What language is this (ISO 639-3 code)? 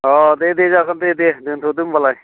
brx